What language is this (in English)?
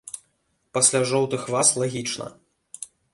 Belarusian